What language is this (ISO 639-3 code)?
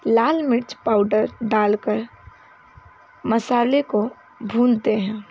hin